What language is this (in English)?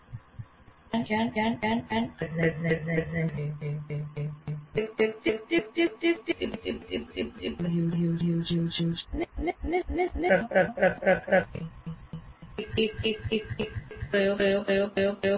Gujarati